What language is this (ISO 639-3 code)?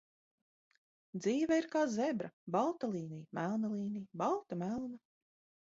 lav